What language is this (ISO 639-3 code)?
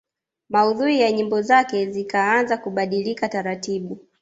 swa